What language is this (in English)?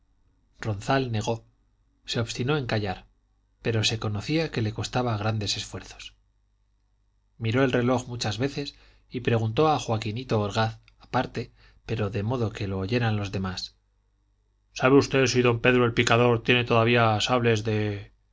Spanish